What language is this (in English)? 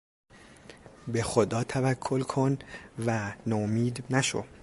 Persian